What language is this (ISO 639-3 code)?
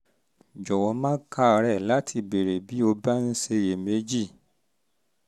yor